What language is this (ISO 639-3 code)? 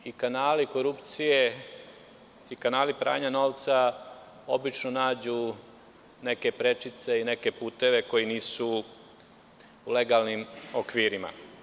srp